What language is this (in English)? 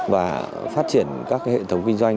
Vietnamese